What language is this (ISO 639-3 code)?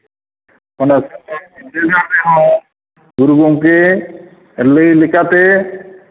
sat